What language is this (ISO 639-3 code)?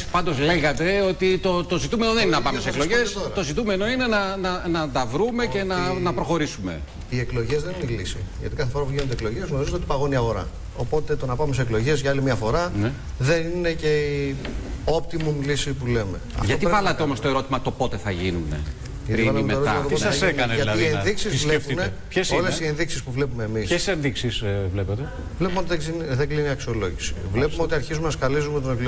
ell